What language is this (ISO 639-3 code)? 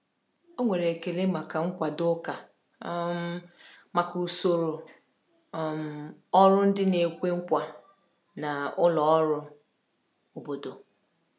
ibo